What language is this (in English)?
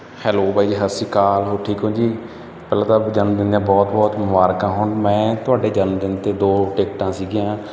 Punjabi